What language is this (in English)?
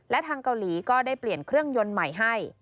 Thai